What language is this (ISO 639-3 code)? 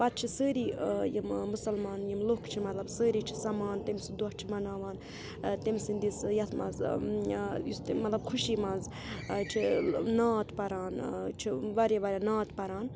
kas